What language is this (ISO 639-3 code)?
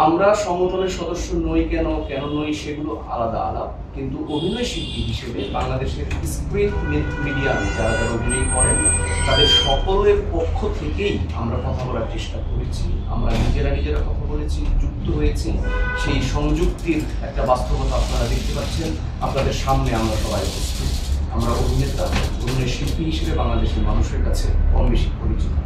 ben